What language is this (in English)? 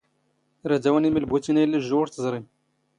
Standard Moroccan Tamazight